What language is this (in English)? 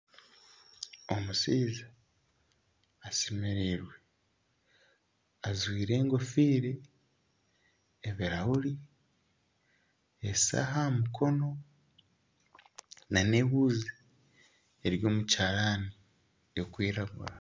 Nyankole